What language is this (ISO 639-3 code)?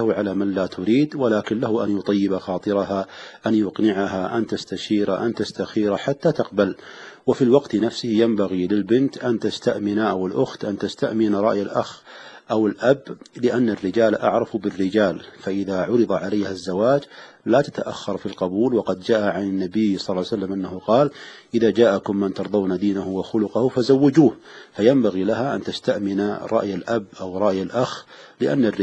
ara